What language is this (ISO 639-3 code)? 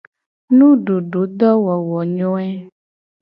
gej